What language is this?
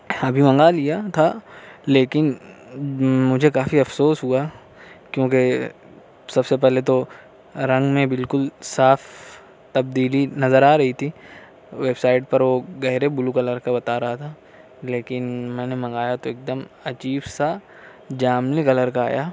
Urdu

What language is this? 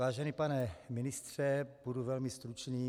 Czech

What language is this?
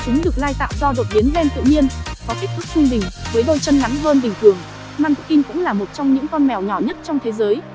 Vietnamese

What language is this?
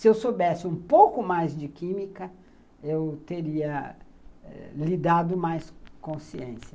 Portuguese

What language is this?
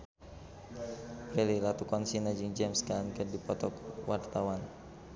Sundanese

